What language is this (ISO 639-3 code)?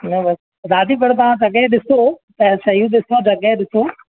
snd